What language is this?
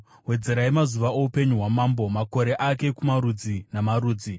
Shona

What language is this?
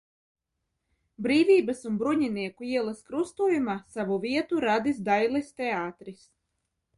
Latvian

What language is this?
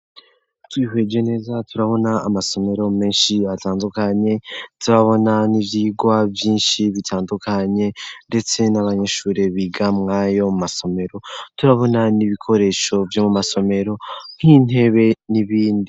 Rundi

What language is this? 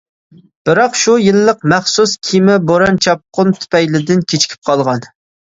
Uyghur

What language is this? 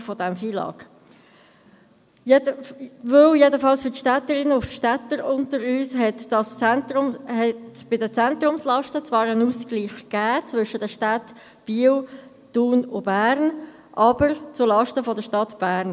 Swiss German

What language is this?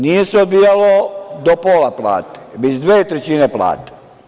Serbian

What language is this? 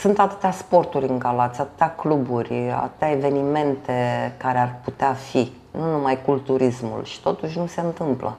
Romanian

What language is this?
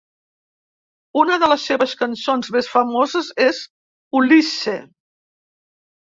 Catalan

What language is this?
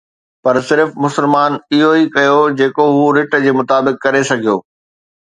Sindhi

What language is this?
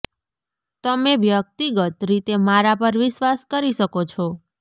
Gujarati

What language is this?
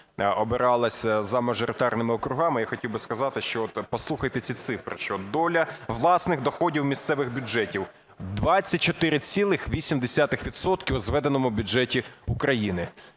Ukrainian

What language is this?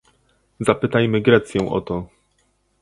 Polish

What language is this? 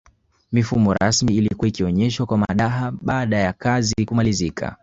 Swahili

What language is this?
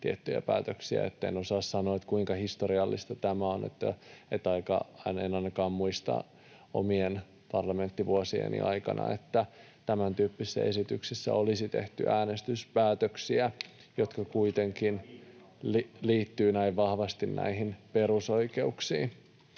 Finnish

